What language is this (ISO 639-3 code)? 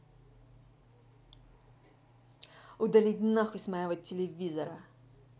rus